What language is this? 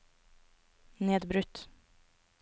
Norwegian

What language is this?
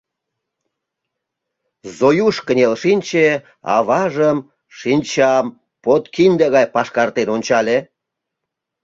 Mari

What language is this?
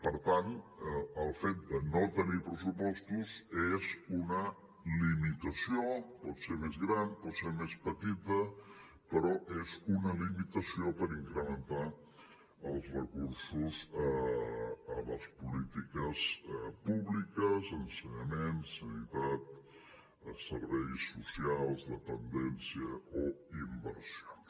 Catalan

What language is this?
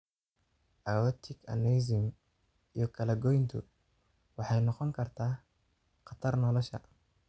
Somali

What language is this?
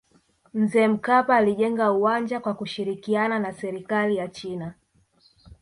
Swahili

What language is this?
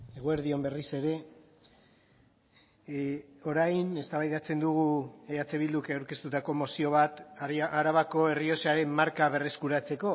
Basque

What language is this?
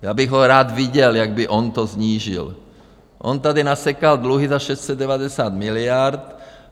Czech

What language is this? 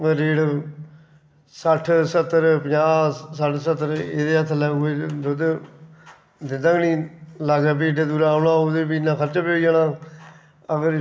Dogri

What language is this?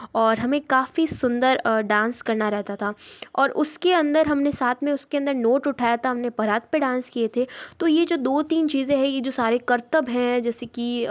Hindi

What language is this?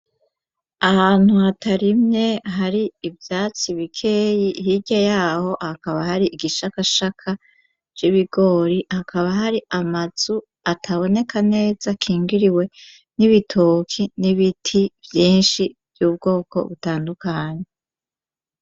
Rundi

